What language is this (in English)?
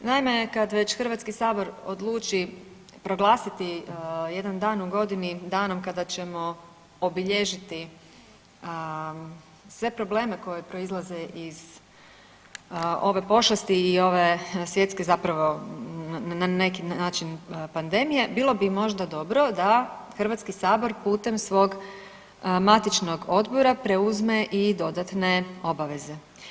Croatian